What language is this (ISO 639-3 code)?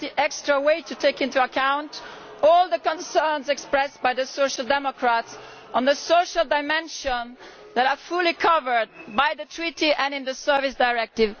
eng